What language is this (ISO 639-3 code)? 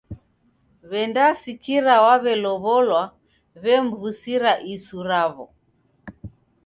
dav